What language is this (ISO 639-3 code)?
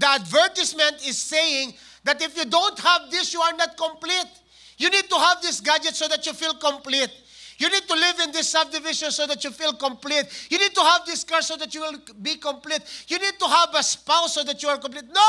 fil